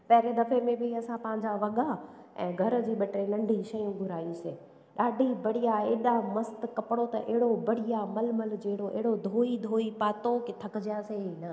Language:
Sindhi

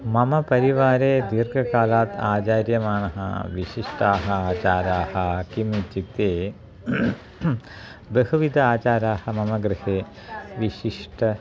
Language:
Sanskrit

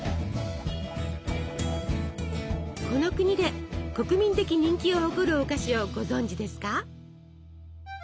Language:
Japanese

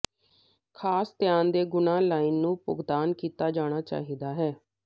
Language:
Punjabi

